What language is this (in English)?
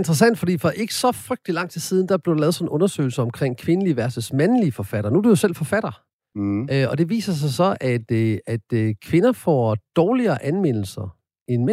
Danish